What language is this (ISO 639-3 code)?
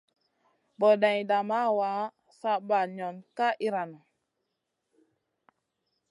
mcn